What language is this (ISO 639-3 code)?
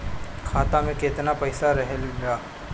bho